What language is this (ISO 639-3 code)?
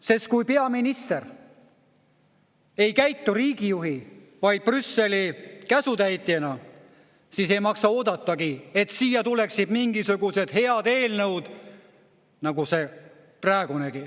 est